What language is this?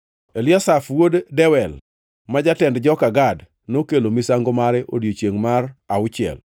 Luo (Kenya and Tanzania)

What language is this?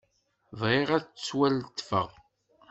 Kabyle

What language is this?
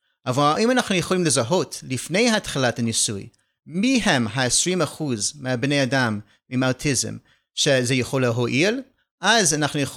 Hebrew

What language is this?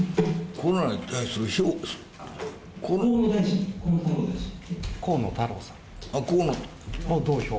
Japanese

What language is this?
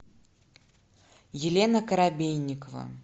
Russian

